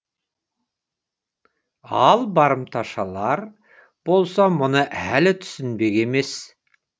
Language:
Kazakh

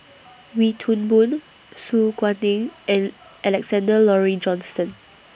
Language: English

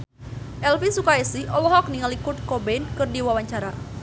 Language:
Sundanese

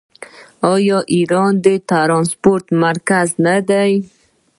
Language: Pashto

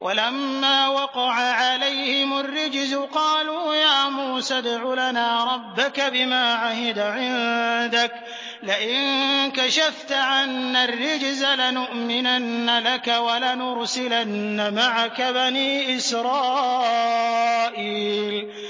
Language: Arabic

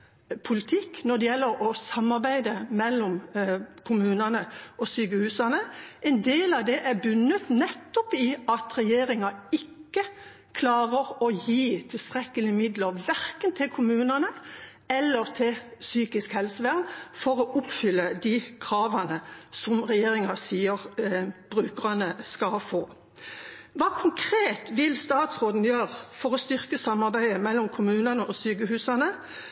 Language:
Norwegian Bokmål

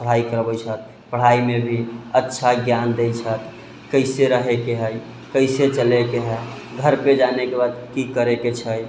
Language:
Maithili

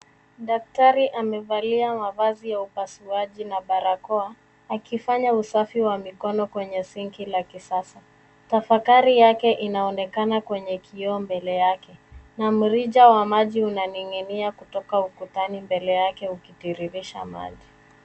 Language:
Swahili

